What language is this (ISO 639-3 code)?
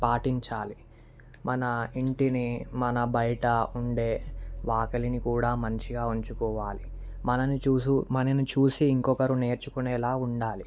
tel